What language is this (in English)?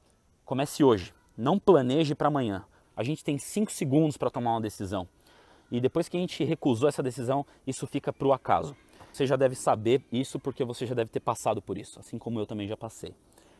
Portuguese